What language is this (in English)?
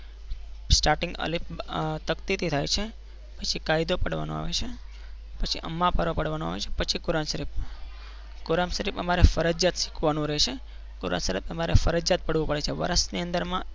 Gujarati